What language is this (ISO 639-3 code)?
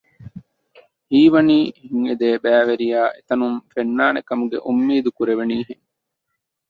div